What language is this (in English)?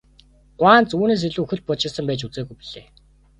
Mongolian